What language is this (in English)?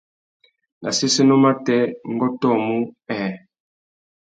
Tuki